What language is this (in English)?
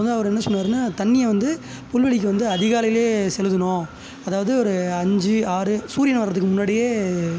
Tamil